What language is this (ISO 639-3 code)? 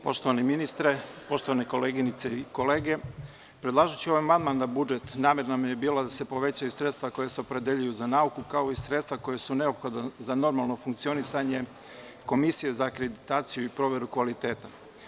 srp